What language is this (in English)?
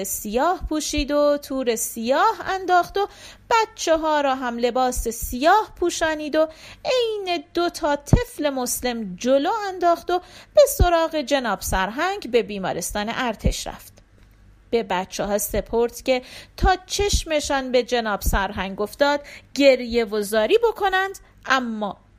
Persian